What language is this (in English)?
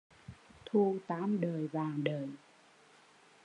Vietnamese